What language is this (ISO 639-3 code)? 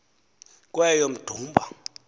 xho